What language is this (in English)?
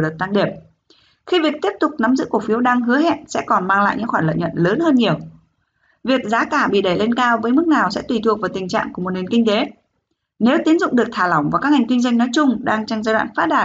Vietnamese